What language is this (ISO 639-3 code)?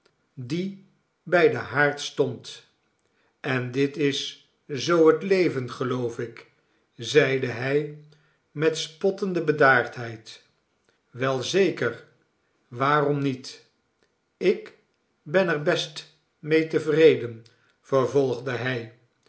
nld